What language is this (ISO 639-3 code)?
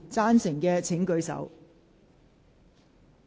yue